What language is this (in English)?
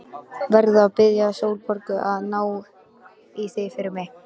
Icelandic